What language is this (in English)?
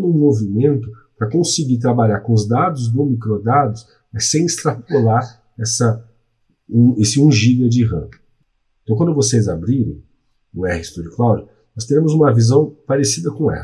Portuguese